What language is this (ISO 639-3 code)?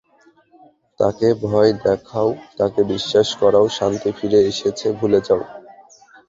ben